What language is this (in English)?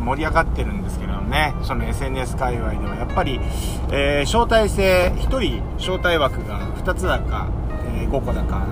Japanese